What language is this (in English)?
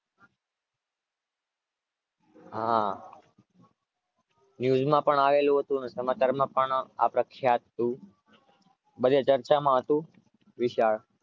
Gujarati